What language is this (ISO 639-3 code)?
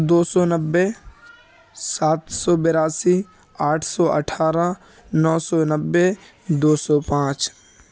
urd